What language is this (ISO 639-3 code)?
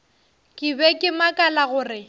nso